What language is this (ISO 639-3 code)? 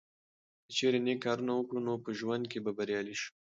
pus